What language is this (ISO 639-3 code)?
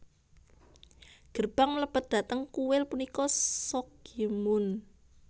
jav